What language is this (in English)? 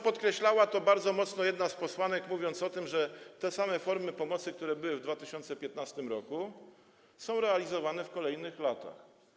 Polish